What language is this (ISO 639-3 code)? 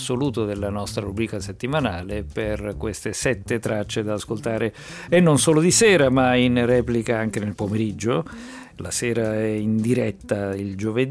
ita